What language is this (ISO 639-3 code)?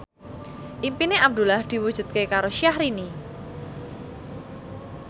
jav